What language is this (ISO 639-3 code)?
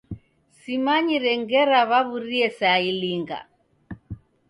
dav